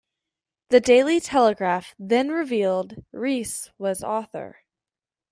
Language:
English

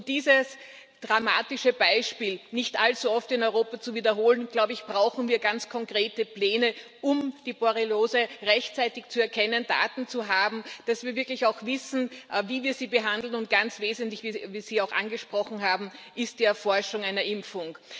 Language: German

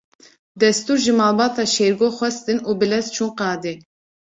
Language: Kurdish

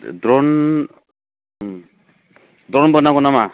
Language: Bodo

